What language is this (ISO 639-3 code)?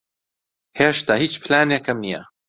ckb